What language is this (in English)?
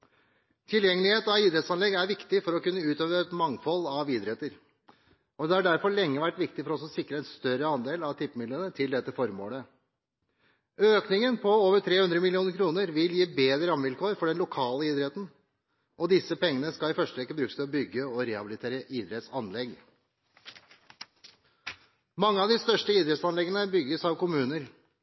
Norwegian Bokmål